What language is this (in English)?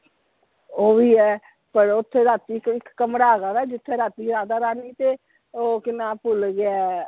Punjabi